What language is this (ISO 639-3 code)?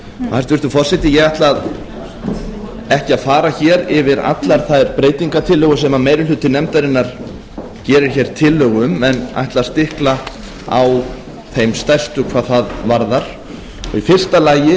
isl